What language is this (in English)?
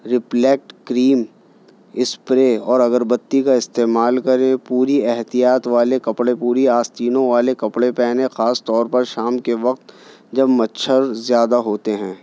Urdu